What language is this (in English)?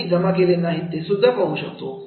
Marathi